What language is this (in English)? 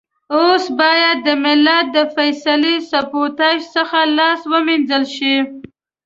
Pashto